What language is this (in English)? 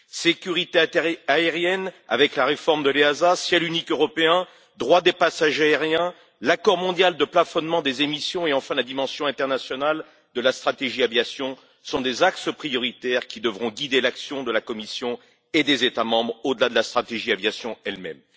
French